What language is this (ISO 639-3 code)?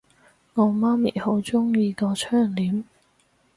yue